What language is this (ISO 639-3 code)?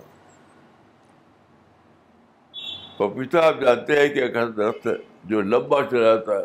urd